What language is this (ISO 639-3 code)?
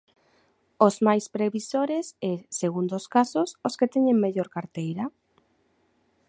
glg